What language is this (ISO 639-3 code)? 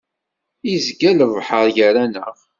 kab